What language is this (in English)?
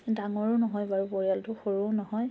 Assamese